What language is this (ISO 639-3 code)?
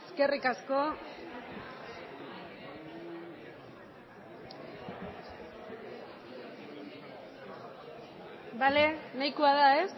eus